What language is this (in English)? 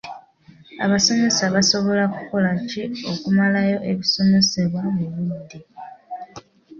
Ganda